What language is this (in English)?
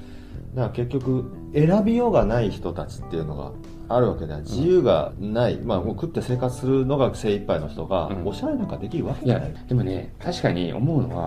Japanese